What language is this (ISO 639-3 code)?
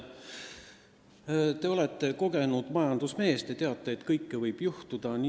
est